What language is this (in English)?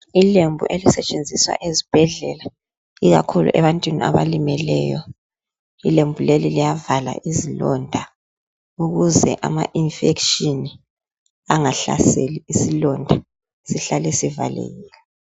North Ndebele